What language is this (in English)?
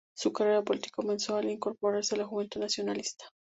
Spanish